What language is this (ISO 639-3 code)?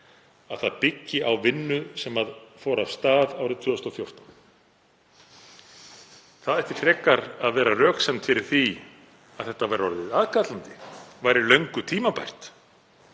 isl